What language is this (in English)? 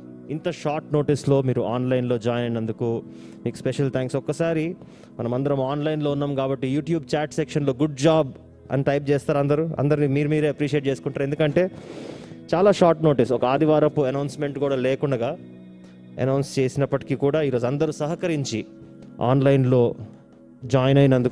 Telugu